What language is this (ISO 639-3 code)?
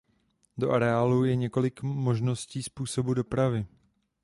ces